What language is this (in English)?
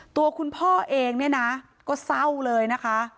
Thai